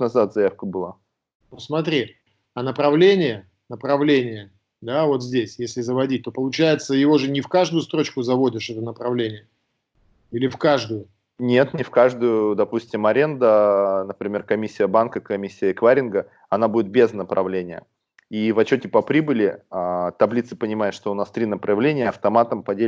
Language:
Russian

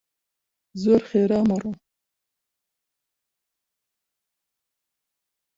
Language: Central Kurdish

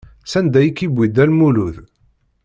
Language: Kabyle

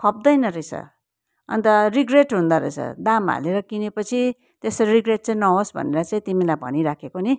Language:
Nepali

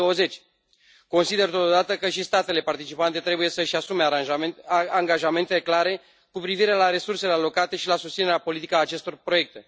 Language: Romanian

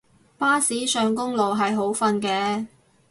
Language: Cantonese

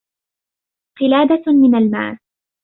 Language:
Arabic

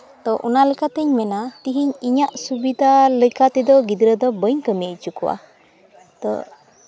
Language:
Santali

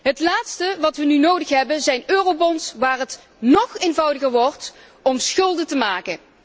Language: Dutch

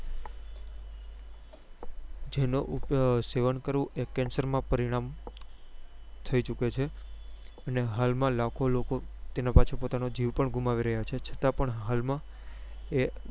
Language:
Gujarati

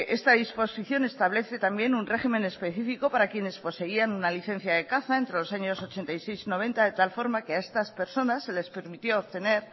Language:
Spanish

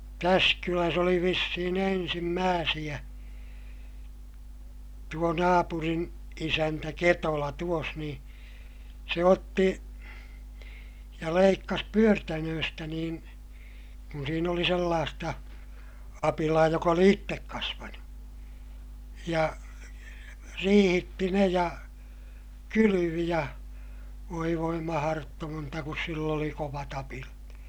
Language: Finnish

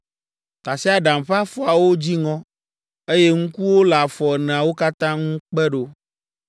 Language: Ewe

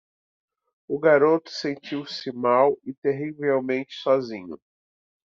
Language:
Portuguese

